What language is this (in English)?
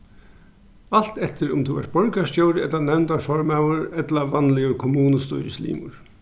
Faroese